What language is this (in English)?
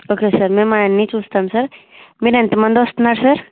Telugu